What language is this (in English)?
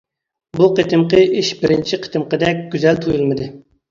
Uyghur